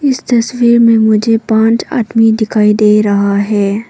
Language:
Hindi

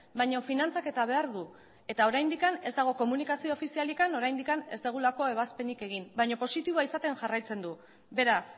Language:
Basque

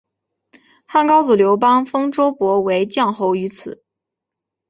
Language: Chinese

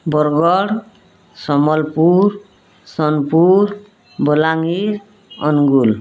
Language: Odia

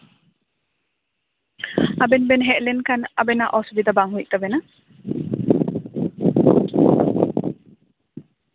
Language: Santali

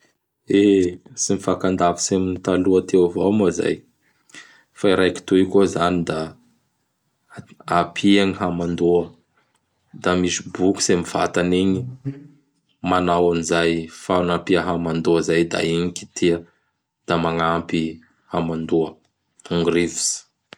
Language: Bara Malagasy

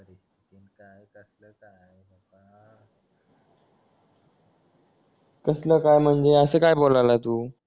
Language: Marathi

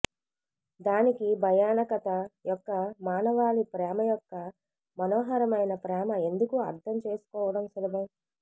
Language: Telugu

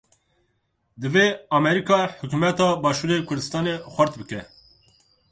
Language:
Kurdish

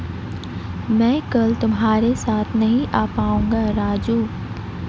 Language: Hindi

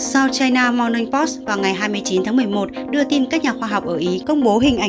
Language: Vietnamese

